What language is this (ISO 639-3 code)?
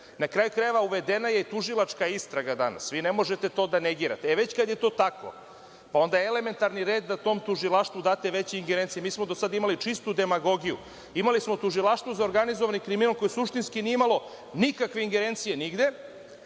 srp